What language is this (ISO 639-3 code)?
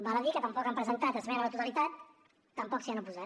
cat